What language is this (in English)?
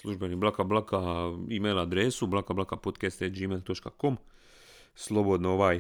Croatian